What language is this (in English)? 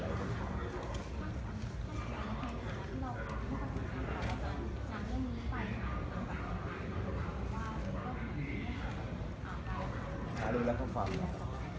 Thai